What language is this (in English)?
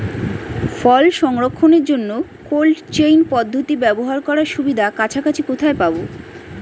Bangla